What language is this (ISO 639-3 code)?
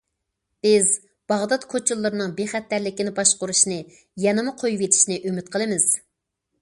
uig